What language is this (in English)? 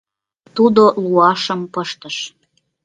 Mari